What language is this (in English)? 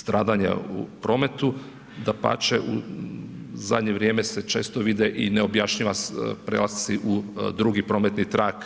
Croatian